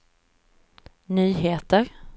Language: Swedish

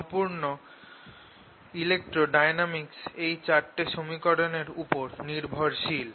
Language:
Bangla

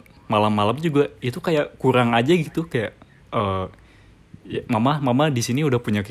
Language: Indonesian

